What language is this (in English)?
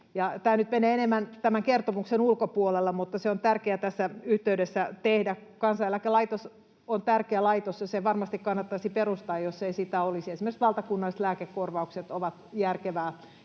Finnish